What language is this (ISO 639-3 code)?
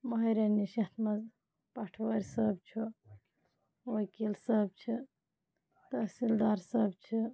kas